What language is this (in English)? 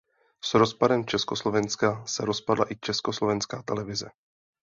Czech